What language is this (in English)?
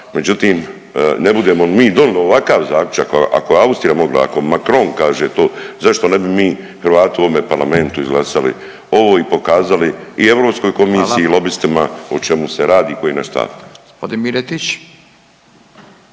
Croatian